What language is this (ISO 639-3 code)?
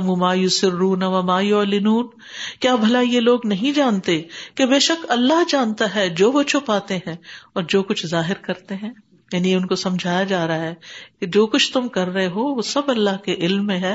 urd